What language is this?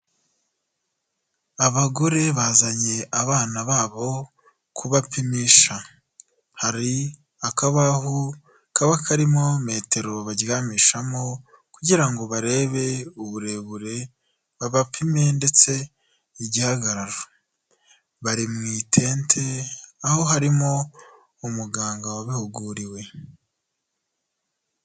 Kinyarwanda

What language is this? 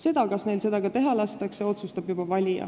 Estonian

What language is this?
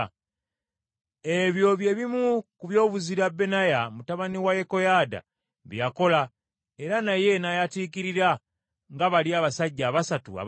Ganda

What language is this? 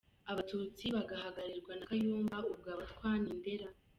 Kinyarwanda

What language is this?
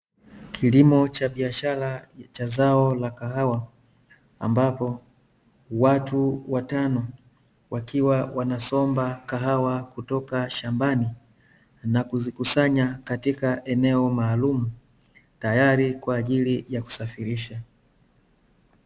Swahili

